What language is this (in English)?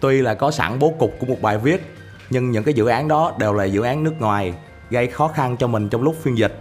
Vietnamese